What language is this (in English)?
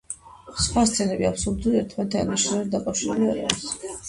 Georgian